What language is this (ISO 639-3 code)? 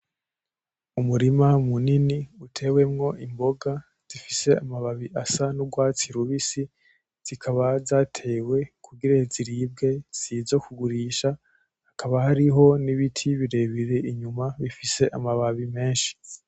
run